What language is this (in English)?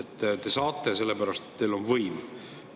Estonian